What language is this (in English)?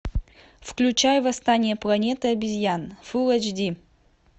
Russian